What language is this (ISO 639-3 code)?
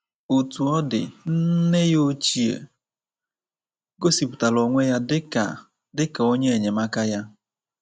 ibo